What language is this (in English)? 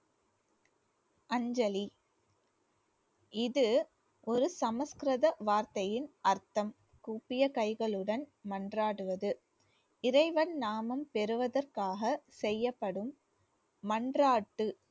Tamil